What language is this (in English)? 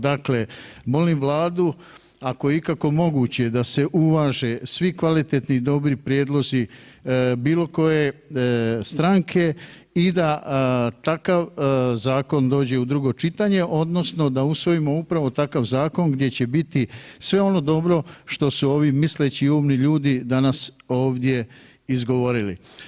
Croatian